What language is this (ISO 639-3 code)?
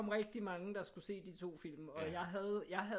dan